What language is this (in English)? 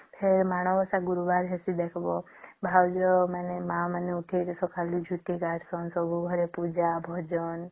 Odia